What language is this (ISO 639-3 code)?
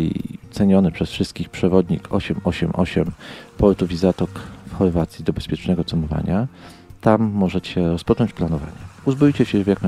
pol